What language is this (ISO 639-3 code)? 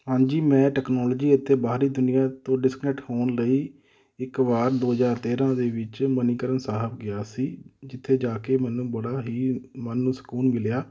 pan